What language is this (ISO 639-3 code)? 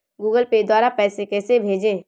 hin